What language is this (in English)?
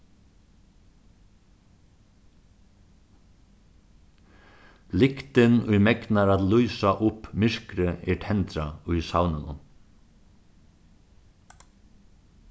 Faroese